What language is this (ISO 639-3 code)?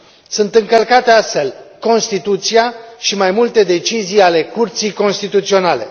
ron